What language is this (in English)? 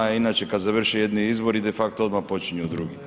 Croatian